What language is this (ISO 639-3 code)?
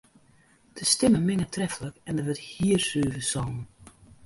fry